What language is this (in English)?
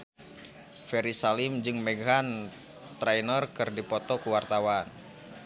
Sundanese